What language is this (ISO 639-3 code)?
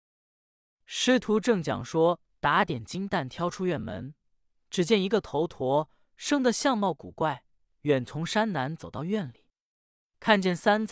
zho